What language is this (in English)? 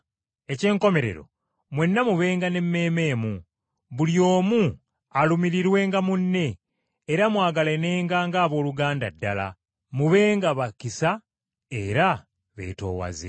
Ganda